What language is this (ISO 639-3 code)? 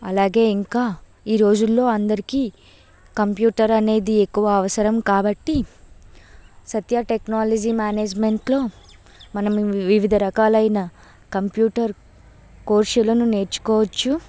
tel